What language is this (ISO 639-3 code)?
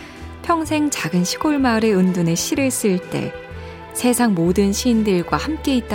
kor